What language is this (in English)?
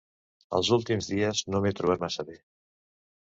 Catalan